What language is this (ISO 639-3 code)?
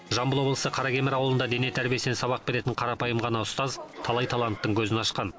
kaz